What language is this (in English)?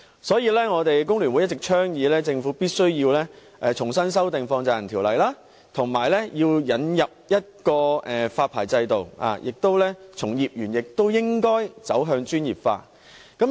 Cantonese